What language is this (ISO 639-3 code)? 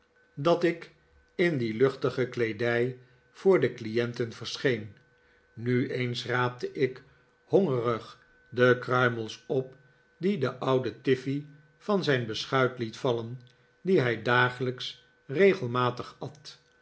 nld